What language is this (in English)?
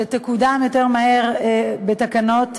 Hebrew